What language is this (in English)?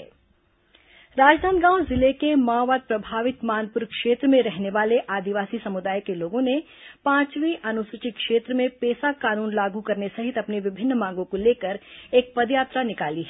Hindi